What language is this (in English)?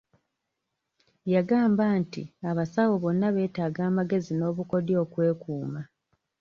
Ganda